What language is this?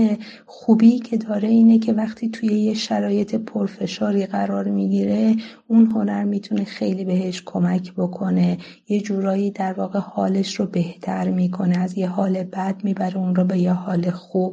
Persian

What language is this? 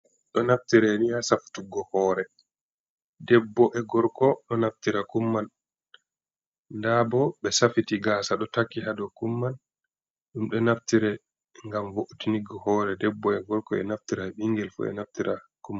Fula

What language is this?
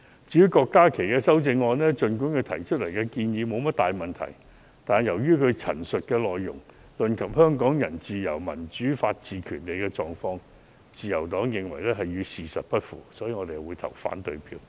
Cantonese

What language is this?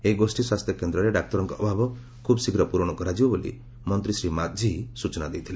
Odia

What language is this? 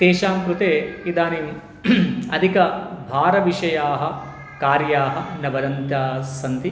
Sanskrit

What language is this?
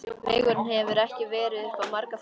Icelandic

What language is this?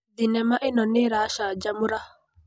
Kikuyu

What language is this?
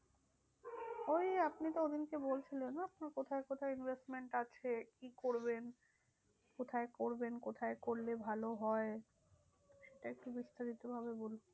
Bangla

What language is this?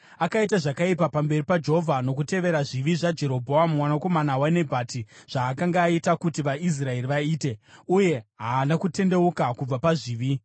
Shona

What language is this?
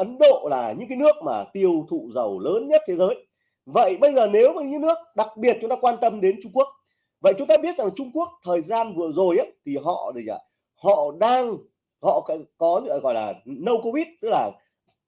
Vietnamese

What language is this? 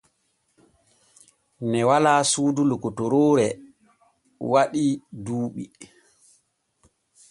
Borgu Fulfulde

